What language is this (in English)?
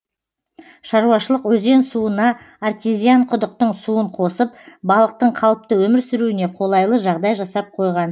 Kazakh